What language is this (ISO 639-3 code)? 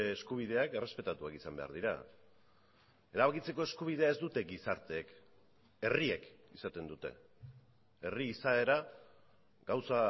eus